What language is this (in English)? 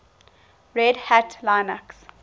English